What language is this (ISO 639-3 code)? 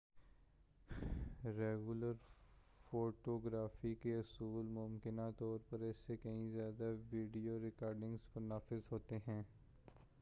urd